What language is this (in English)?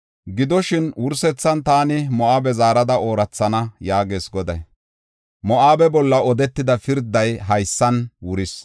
Gofa